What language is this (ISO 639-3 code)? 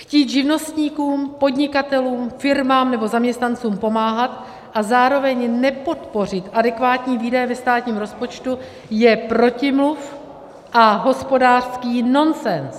ces